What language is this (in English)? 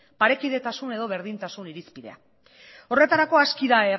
Basque